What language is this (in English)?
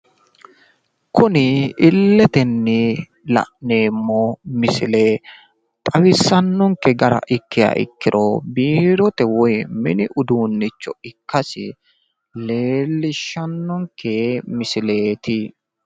Sidamo